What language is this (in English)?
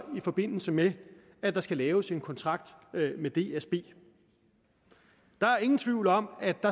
Danish